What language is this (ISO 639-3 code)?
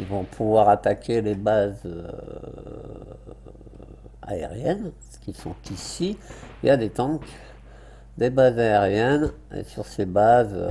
fra